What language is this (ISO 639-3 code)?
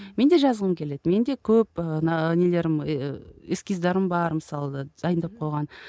kaz